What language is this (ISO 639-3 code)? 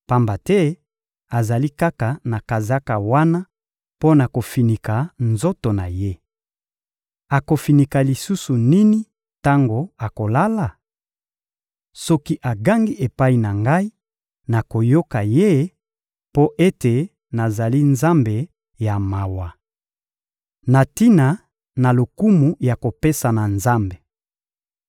lin